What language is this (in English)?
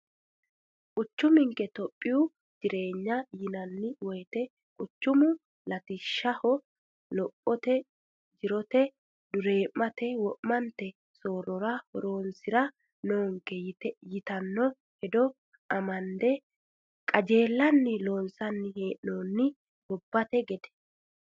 Sidamo